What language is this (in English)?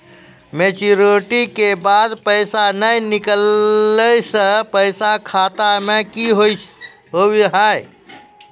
Maithili